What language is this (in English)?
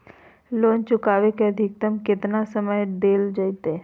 Magahi